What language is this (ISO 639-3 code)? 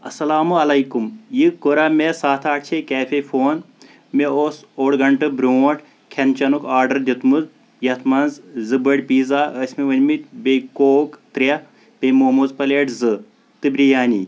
kas